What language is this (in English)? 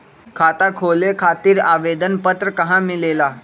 Magahi